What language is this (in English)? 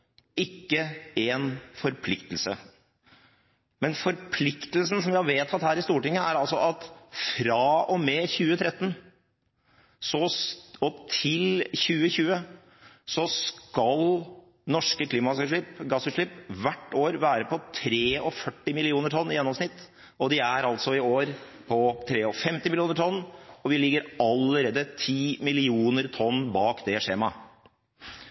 Norwegian Bokmål